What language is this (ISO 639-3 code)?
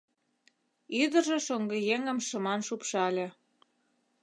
chm